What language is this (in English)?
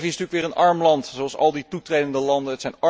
Dutch